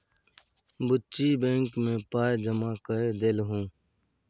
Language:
Maithili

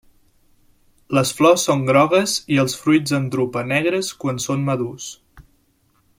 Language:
Catalan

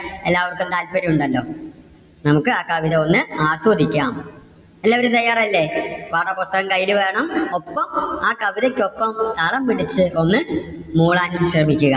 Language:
Malayalam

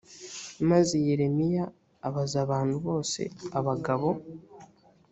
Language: Kinyarwanda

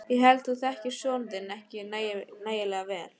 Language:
Icelandic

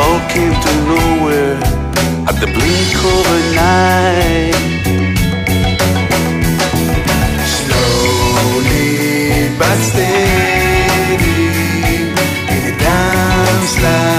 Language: Greek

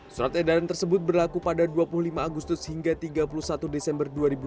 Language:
Indonesian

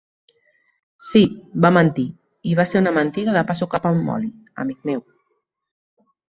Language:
Catalan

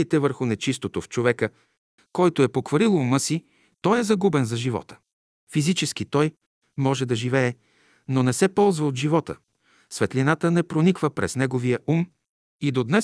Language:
Bulgarian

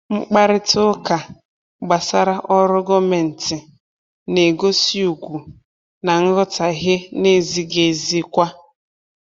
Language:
Igbo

